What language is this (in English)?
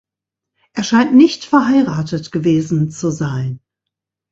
German